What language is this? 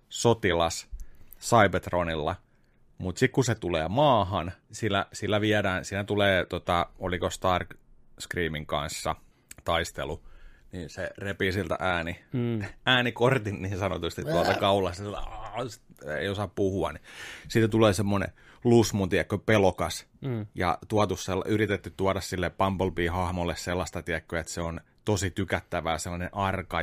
Finnish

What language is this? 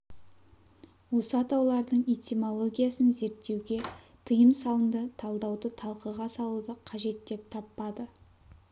Kazakh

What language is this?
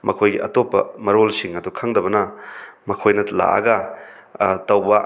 Manipuri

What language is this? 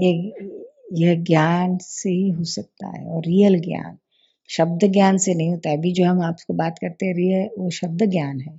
Hindi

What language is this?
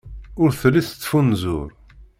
Kabyle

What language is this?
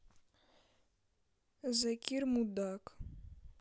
Russian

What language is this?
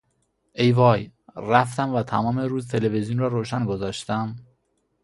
Persian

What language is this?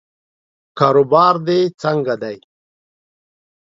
Pashto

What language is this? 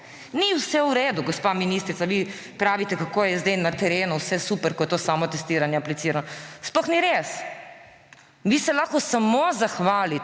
Slovenian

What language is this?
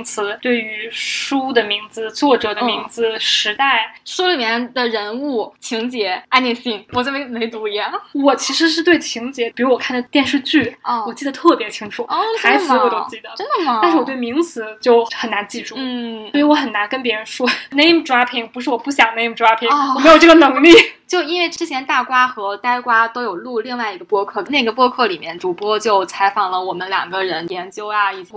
Chinese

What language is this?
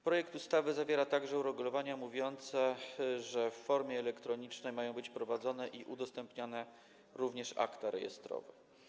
Polish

